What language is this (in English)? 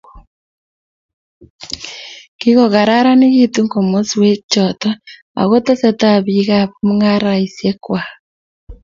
Kalenjin